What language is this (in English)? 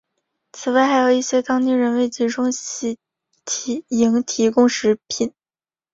Chinese